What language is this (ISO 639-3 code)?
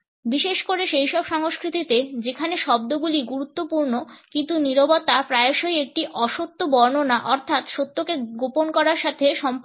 ben